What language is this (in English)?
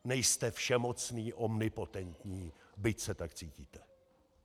Czech